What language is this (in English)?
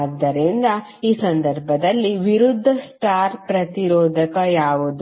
Kannada